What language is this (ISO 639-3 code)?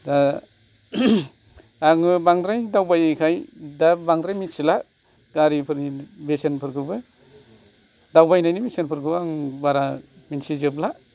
brx